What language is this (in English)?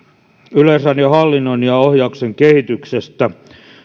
Finnish